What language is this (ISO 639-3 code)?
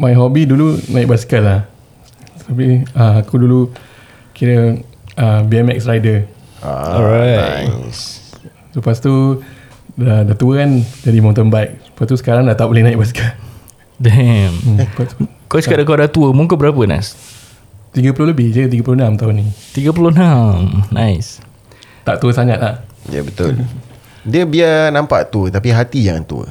msa